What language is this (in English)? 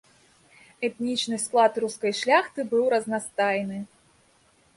Belarusian